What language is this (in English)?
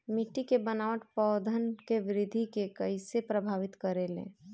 Bhojpuri